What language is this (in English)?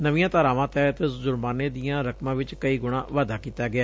Punjabi